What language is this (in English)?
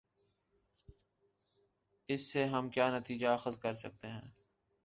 Urdu